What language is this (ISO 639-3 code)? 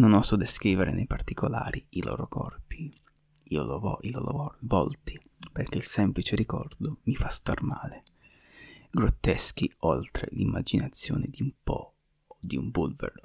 ita